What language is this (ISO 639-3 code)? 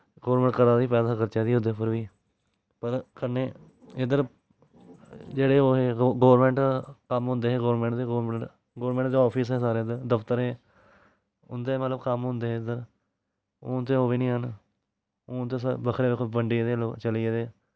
doi